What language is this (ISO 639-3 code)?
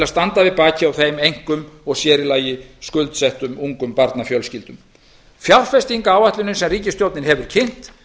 isl